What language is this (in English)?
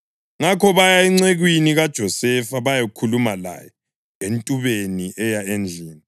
North Ndebele